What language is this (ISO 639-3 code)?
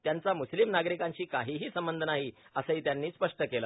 mar